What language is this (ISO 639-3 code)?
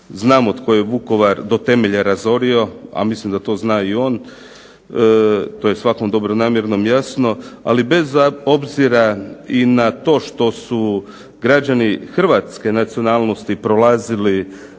hrv